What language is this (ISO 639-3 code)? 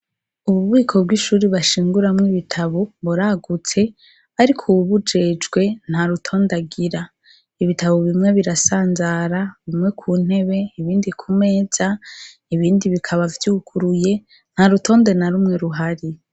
run